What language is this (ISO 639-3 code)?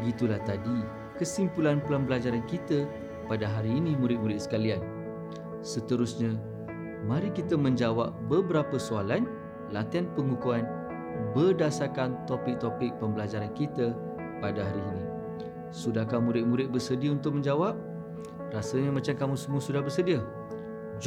msa